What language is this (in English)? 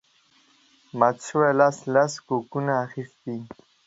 Pashto